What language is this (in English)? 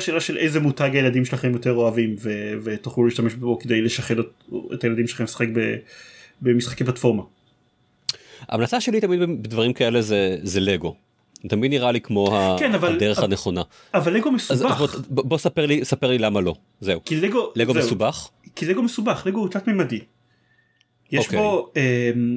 Hebrew